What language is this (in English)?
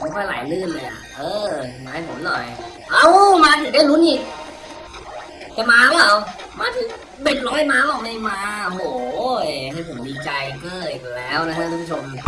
Thai